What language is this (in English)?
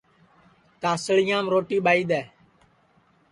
Sansi